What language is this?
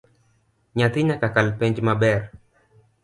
Luo (Kenya and Tanzania)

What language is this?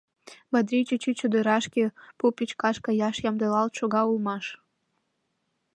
Mari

